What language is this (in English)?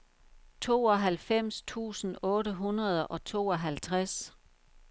Danish